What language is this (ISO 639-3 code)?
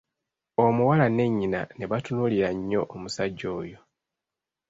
lug